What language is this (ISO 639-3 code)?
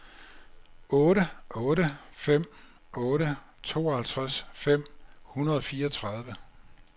dan